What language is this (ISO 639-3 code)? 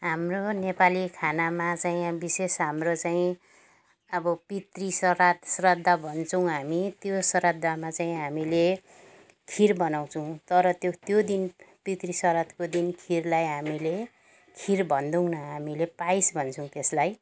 nep